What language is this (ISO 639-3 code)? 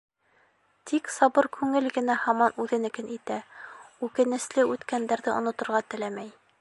bak